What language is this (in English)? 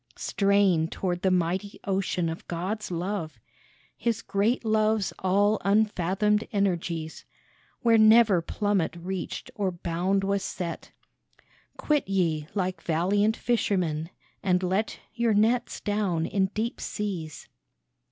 English